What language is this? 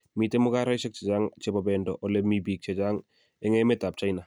Kalenjin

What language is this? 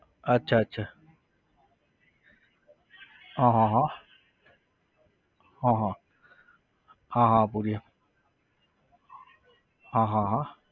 Gujarati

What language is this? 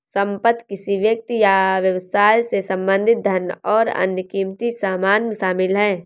Hindi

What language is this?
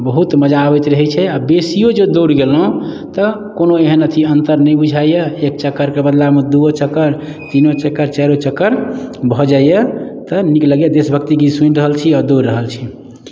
Maithili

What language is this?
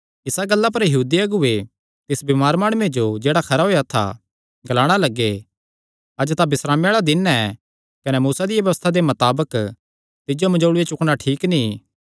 Kangri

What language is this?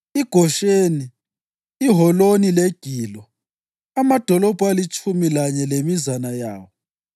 North Ndebele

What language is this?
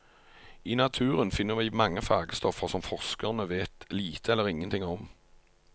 Norwegian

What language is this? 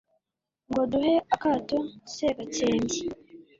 Kinyarwanda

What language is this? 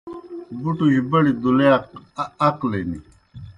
Kohistani Shina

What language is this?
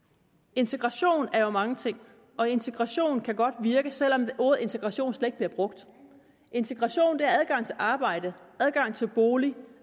Danish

